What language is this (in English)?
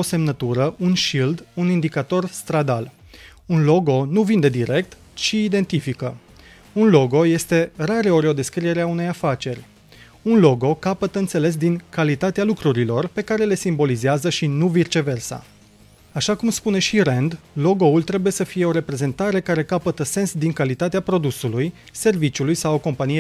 Romanian